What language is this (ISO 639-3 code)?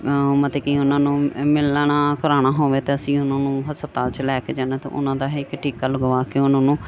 pan